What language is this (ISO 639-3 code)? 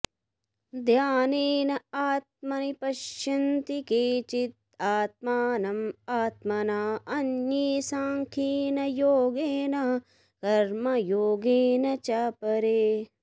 san